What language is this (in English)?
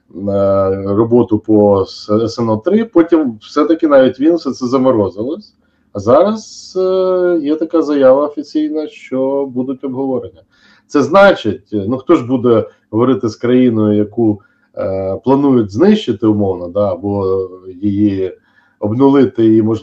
Ukrainian